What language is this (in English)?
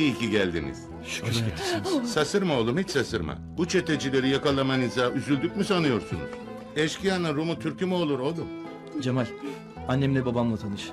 Turkish